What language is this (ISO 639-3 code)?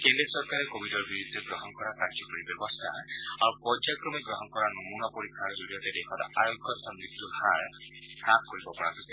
asm